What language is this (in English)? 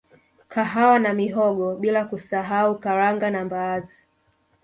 Swahili